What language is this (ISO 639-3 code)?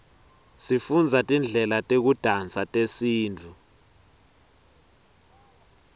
ssw